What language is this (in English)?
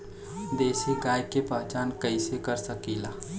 Bhojpuri